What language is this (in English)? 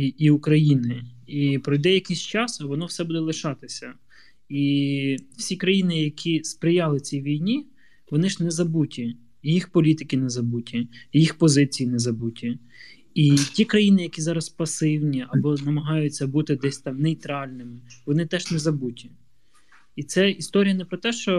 Ukrainian